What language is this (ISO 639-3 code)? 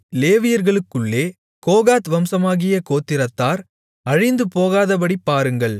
tam